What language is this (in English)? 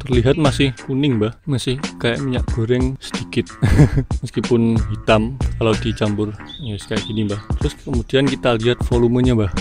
Indonesian